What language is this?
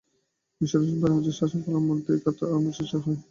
Bangla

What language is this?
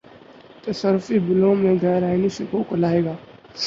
Urdu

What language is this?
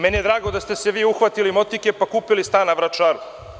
Serbian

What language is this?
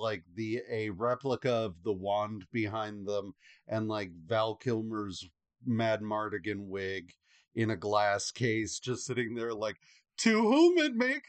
English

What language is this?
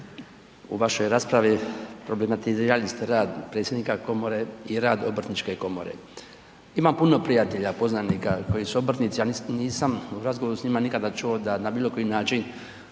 Croatian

